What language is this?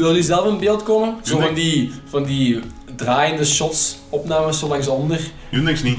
Dutch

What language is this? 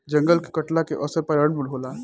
Bhojpuri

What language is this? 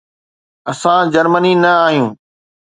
Sindhi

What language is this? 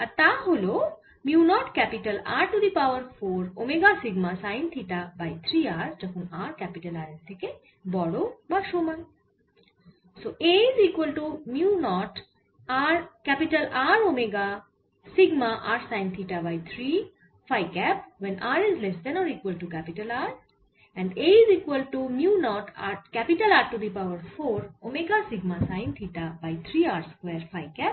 Bangla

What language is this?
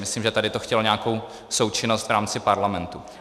Czech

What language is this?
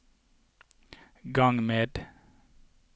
Norwegian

